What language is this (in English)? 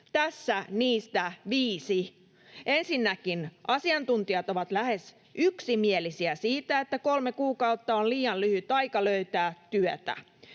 Finnish